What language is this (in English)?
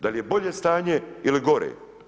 Croatian